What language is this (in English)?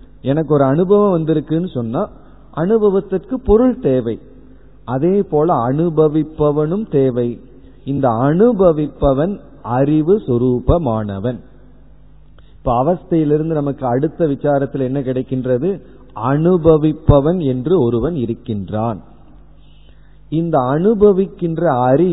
Tamil